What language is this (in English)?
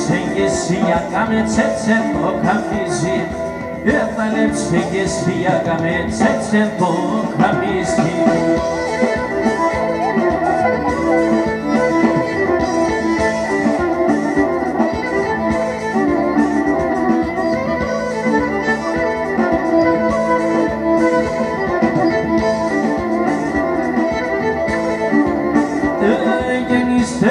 Greek